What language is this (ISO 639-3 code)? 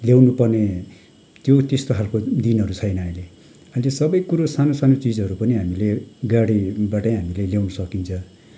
nep